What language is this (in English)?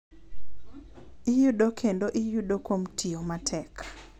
Luo (Kenya and Tanzania)